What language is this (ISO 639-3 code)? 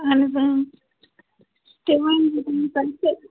kas